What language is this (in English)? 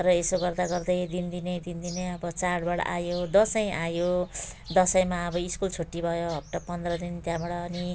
Nepali